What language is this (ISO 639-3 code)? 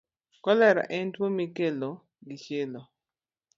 luo